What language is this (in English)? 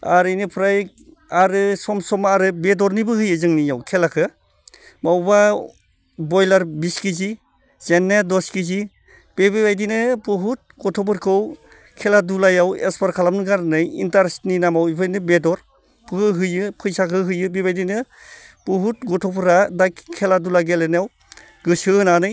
Bodo